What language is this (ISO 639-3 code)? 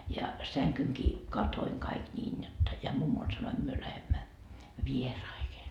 fin